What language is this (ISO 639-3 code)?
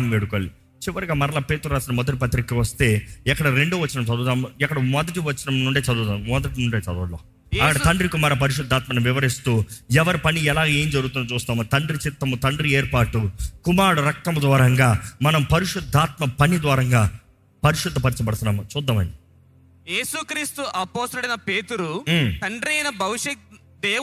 tel